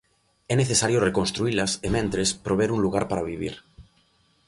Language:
Galician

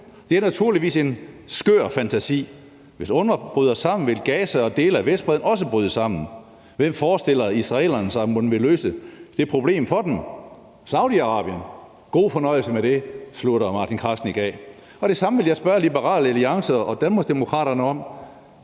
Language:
Danish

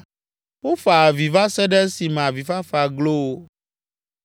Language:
Ewe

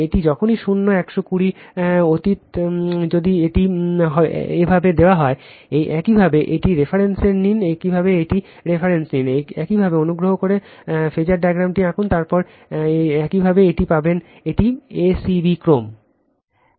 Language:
Bangla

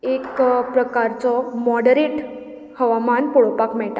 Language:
Konkani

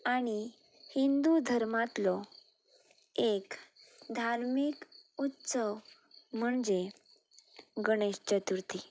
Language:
Konkani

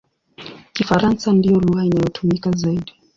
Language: Swahili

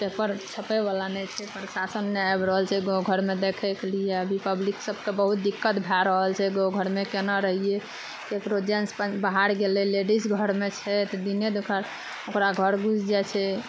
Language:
Maithili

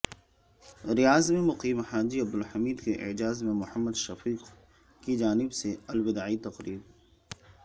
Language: Urdu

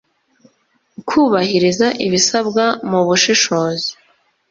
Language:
Kinyarwanda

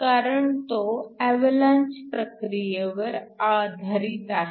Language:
Marathi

